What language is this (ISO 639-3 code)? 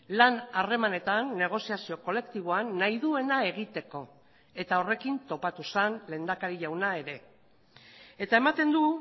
eus